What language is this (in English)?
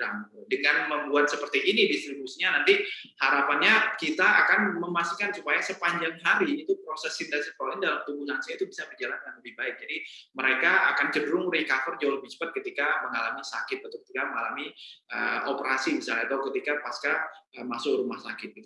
Indonesian